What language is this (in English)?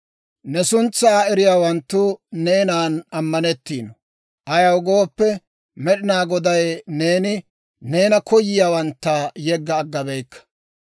Dawro